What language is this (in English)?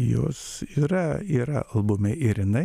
Lithuanian